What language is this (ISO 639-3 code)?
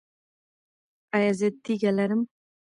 pus